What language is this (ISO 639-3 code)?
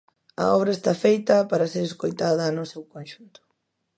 glg